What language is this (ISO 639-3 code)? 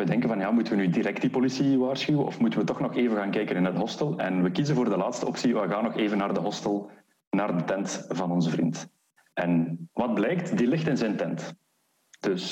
nld